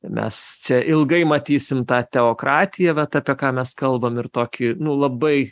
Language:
Lithuanian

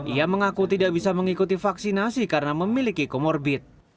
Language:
Indonesian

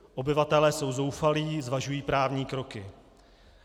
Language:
Czech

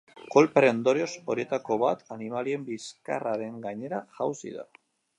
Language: Basque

